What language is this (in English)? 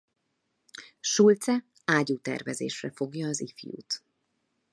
Hungarian